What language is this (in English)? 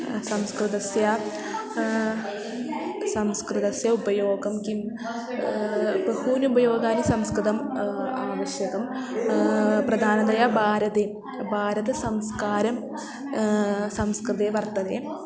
Sanskrit